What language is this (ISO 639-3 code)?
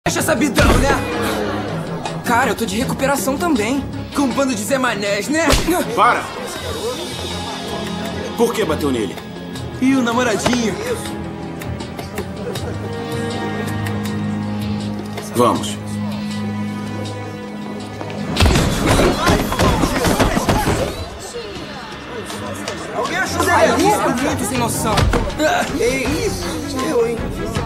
por